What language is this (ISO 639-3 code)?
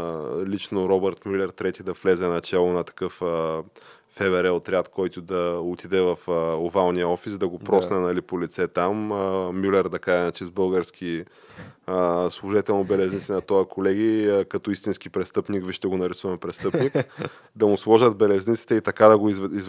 bul